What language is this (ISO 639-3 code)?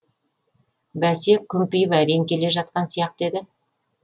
kaz